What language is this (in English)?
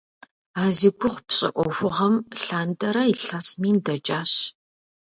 Kabardian